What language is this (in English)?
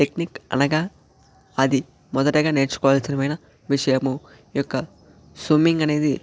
Telugu